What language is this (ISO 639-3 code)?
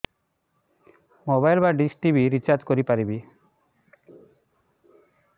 ori